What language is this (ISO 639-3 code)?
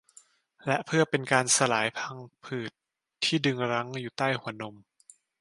tha